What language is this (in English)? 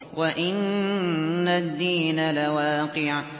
Arabic